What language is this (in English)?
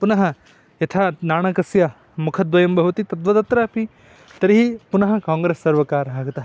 Sanskrit